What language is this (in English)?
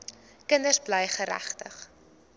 Afrikaans